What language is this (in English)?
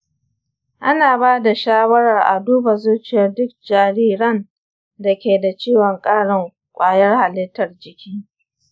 Hausa